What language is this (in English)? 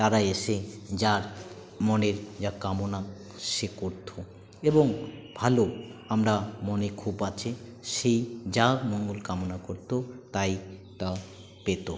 Bangla